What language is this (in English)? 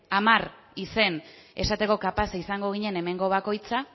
Basque